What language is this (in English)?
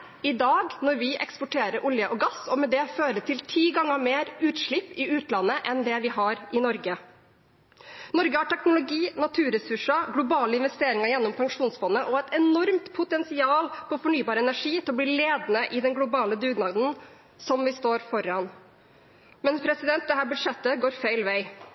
Norwegian Bokmål